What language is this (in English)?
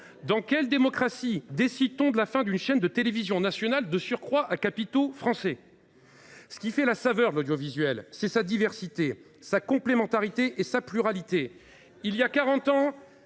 French